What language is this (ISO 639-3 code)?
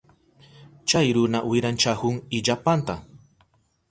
qup